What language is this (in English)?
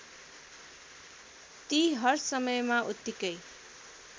Nepali